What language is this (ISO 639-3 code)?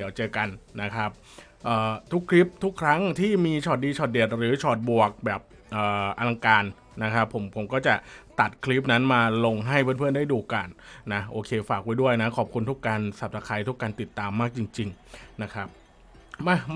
tha